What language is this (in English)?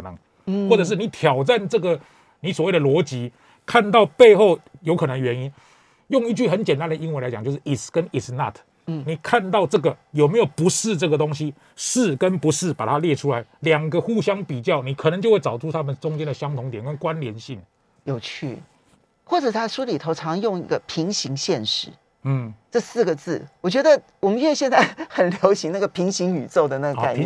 Chinese